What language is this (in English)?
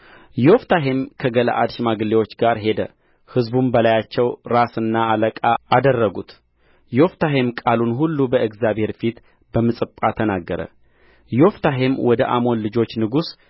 Amharic